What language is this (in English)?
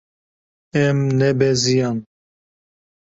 Kurdish